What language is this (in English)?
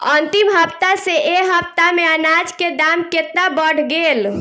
Bhojpuri